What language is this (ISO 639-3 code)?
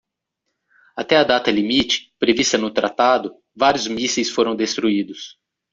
por